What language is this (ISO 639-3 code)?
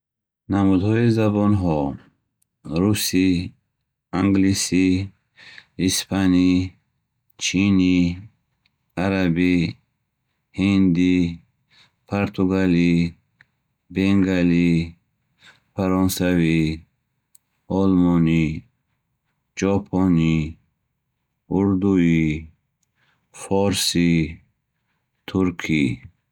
bhh